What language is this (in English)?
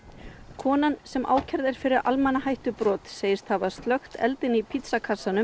Icelandic